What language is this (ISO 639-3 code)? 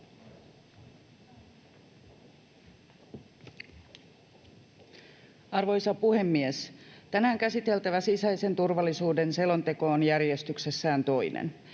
fin